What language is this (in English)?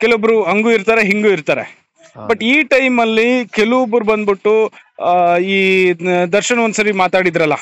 Kannada